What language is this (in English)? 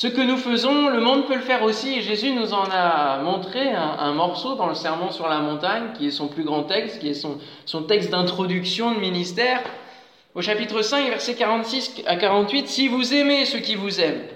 French